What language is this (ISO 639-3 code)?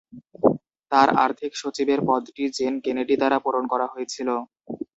ben